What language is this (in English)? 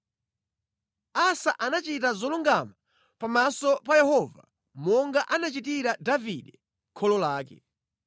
Nyanja